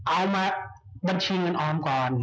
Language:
Thai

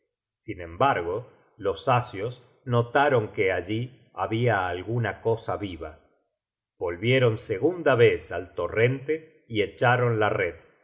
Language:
Spanish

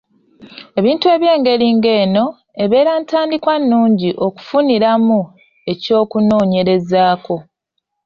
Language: Ganda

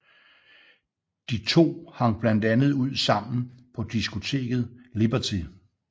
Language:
Danish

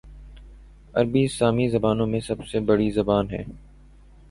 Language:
Urdu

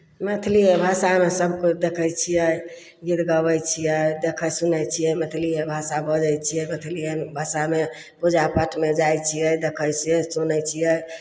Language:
Maithili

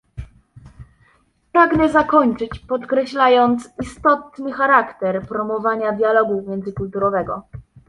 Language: Polish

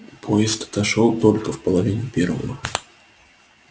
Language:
Russian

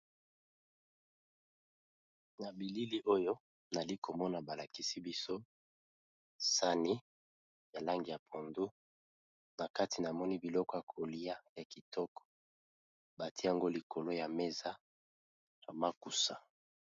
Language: Lingala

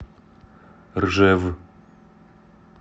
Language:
Russian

